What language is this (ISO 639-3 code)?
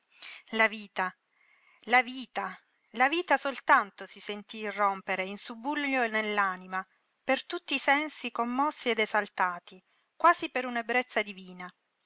ita